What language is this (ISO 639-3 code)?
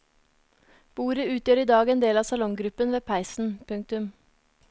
nor